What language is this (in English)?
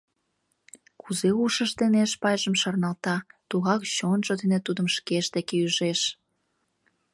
Mari